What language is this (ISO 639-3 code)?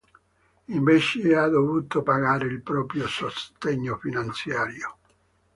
ita